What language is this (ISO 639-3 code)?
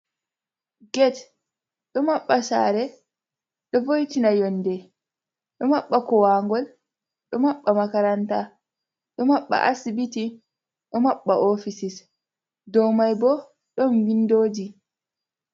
ful